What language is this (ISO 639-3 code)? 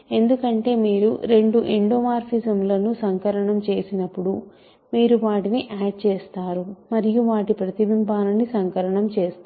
tel